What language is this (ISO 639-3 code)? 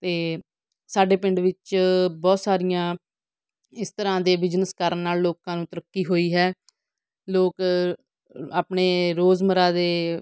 pan